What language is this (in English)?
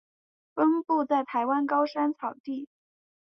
Chinese